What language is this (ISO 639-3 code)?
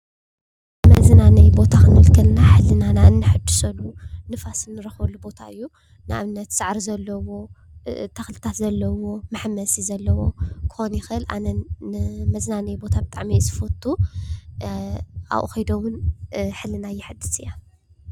tir